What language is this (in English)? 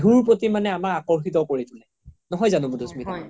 Assamese